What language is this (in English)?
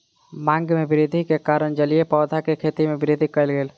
Maithili